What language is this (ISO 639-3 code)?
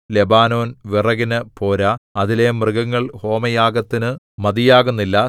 mal